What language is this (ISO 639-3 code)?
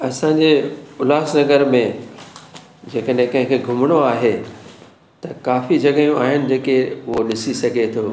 snd